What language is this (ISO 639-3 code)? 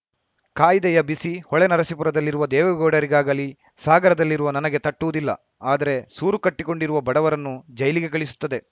kan